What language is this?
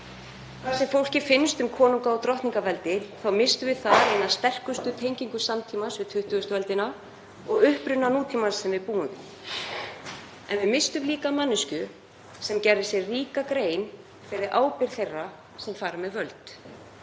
Icelandic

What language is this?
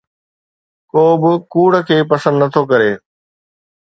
Sindhi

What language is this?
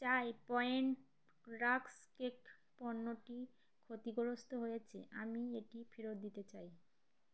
Bangla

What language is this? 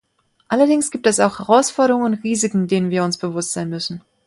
German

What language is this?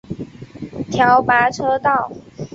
Chinese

